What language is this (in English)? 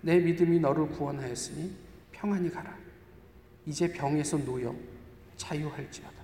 Korean